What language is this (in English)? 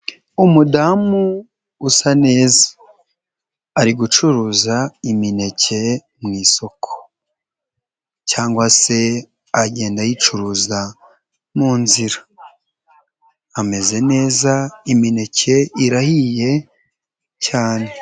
Kinyarwanda